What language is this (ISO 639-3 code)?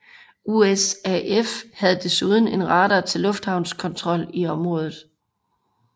dan